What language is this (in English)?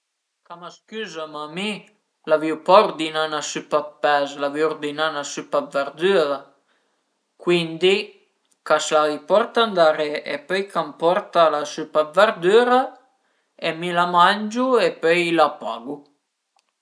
Piedmontese